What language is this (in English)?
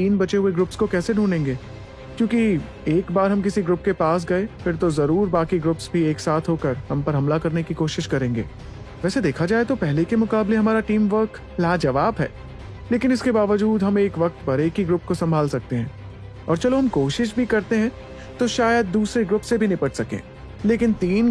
Hindi